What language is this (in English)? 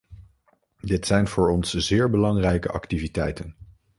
Dutch